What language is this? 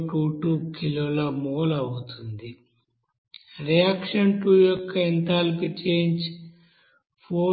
Telugu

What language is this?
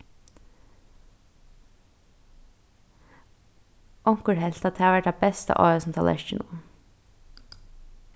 Faroese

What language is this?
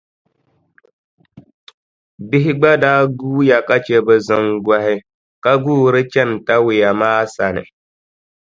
Dagbani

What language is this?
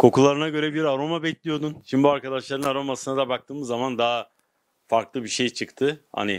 Turkish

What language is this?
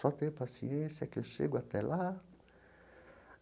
Portuguese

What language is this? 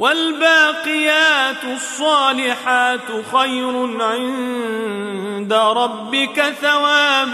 Arabic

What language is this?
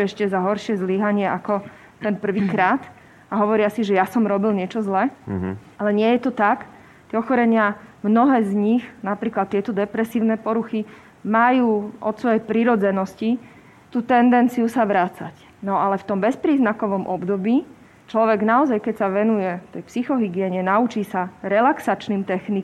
Slovak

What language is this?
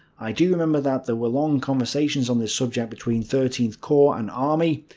English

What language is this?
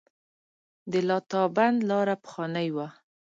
Pashto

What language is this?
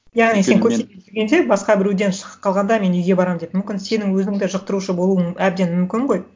Kazakh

